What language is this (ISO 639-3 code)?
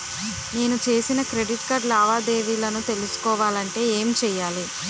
tel